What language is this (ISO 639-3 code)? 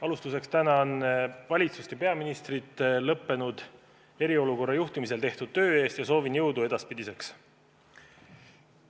est